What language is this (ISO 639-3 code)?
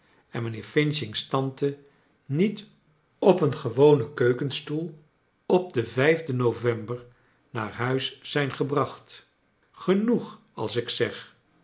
nld